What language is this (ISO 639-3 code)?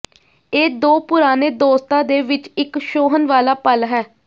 pan